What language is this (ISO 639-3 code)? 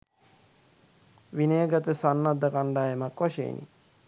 sin